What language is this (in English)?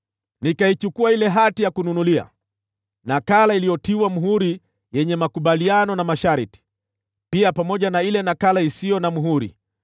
Swahili